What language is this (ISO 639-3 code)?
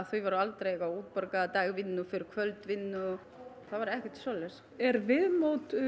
isl